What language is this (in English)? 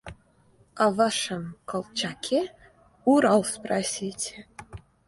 Russian